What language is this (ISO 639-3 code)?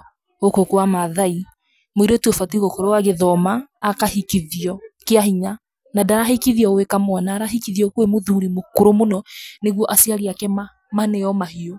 kik